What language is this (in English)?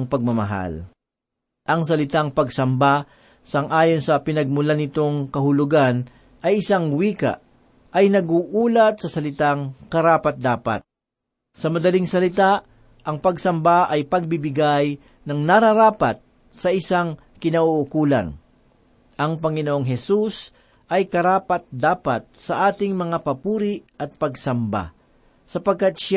Filipino